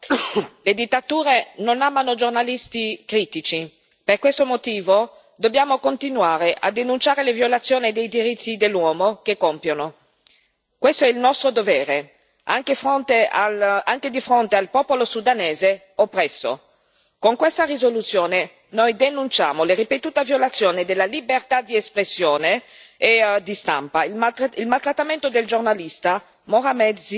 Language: Italian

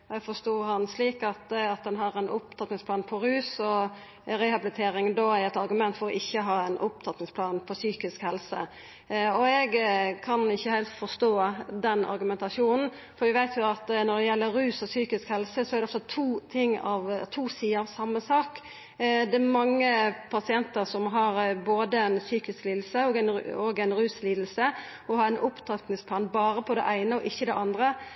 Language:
Norwegian Nynorsk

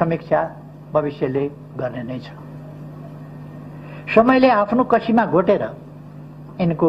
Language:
Hindi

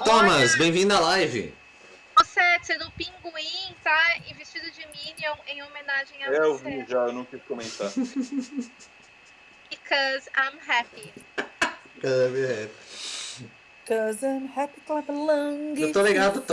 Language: Portuguese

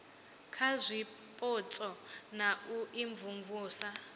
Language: Venda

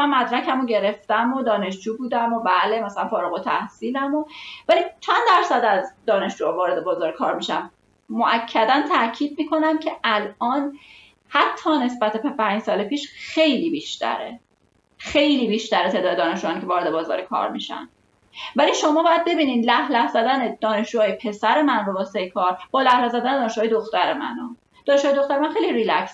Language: Persian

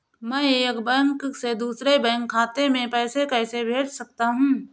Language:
Hindi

